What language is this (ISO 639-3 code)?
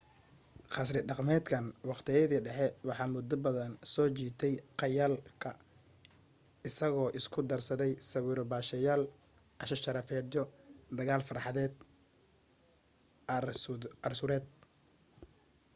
som